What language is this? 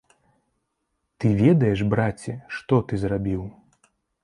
Belarusian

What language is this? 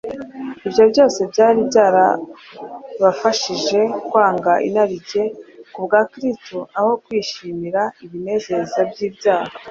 Kinyarwanda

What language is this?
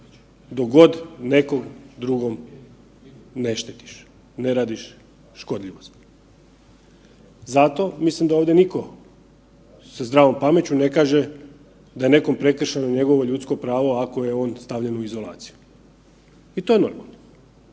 Croatian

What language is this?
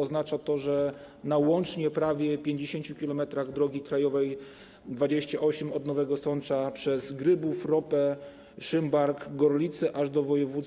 Polish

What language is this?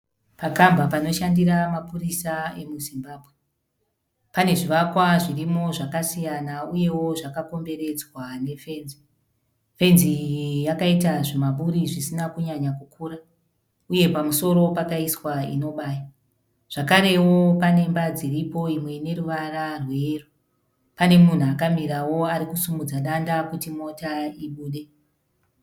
Shona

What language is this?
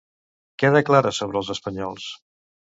Catalan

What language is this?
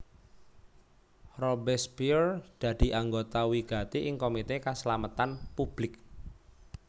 Javanese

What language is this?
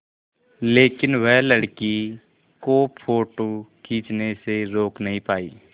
Hindi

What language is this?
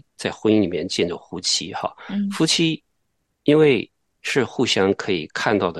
Chinese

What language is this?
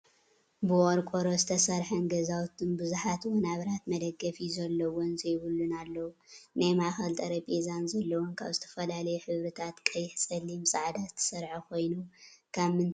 Tigrinya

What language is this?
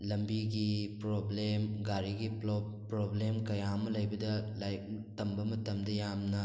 Manipuri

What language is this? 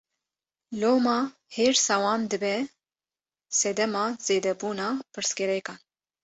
Kurdish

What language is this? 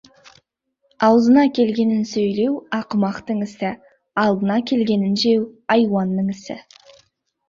Kazakh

